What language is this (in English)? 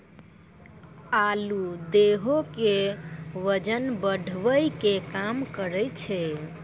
Maithili